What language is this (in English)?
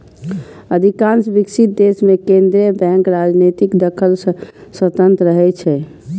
Maithili